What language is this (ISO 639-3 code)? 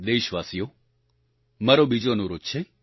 guj